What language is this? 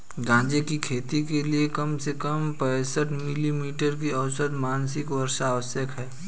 Hindi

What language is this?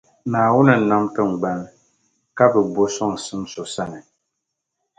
Dagbani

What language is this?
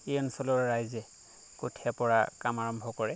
Assamese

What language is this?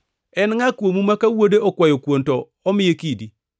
Luo (Kenya and Tanzania)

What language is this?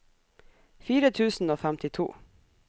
Norwegian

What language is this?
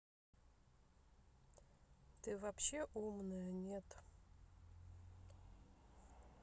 Russian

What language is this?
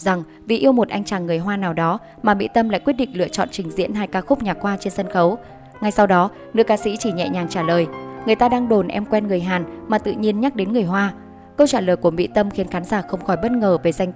Vietnamese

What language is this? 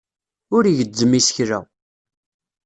Kabyle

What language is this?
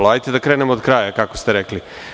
Serbian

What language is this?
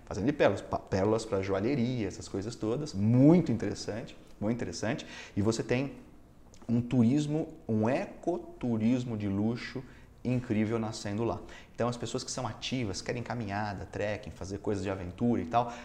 Portuguese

